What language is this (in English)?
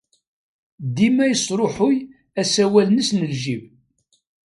Kabyle